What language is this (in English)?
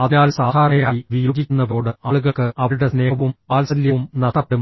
Malayalam